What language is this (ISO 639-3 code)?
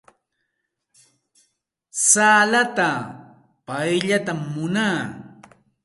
qxt